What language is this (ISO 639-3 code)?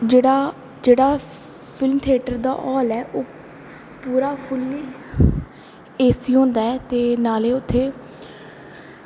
doi